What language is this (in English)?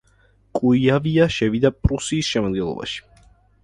Georgian